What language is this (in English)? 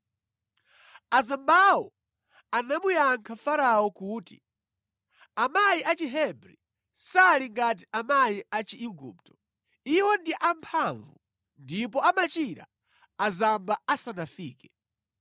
Nyanja